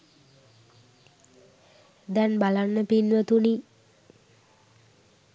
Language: Sinhala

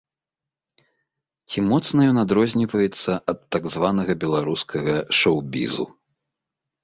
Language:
Belarusian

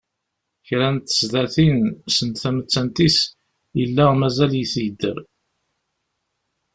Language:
Kabyle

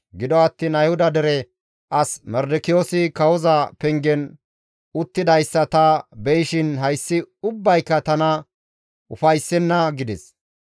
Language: Gamo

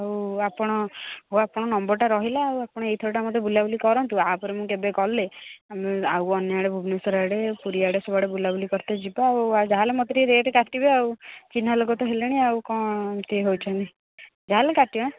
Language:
Odia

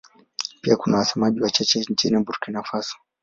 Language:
Swahili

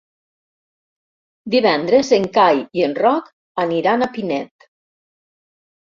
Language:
Catalan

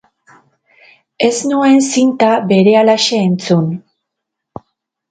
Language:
Basque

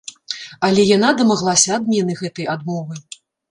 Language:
Belarusian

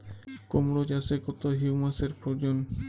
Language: Bangla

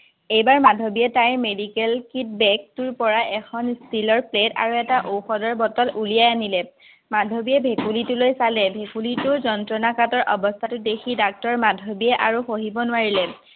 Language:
Assamese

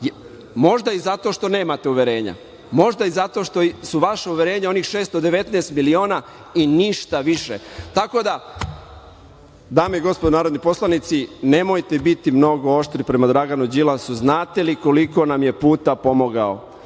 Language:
Serbian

